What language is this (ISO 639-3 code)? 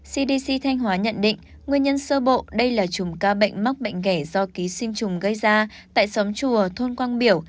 vie